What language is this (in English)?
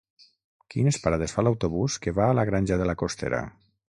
Catalan